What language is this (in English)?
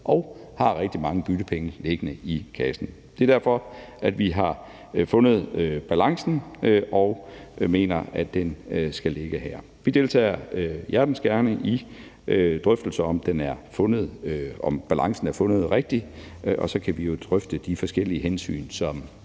Danish